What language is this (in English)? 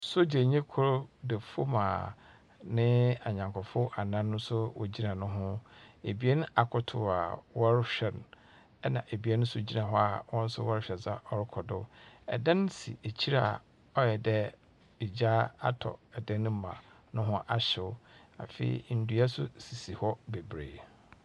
Akan